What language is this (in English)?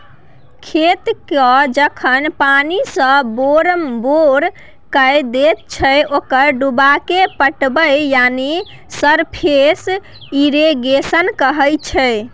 Maithili